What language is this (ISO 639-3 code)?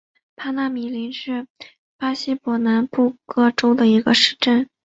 zho